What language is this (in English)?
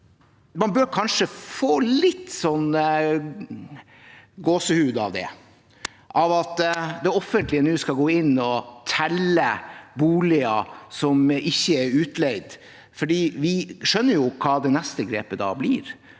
Norwegian